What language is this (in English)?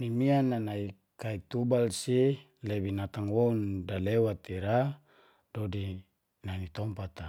Geser-Gorom